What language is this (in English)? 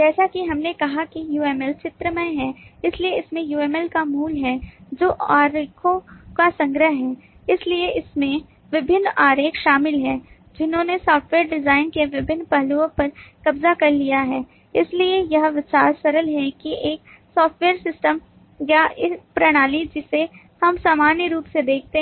Hindi